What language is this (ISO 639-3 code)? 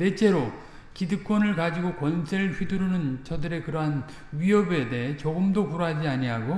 kor